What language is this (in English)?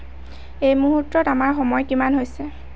Assamese